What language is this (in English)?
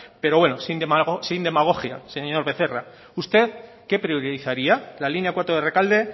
Spanish